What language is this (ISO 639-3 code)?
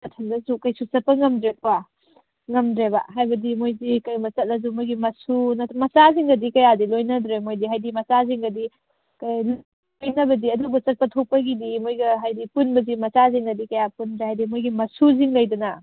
mni